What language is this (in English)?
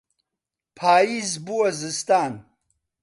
Central Kurdish